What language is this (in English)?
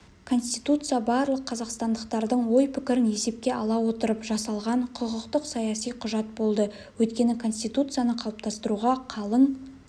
Kazakh